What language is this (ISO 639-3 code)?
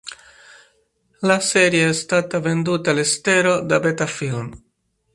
ita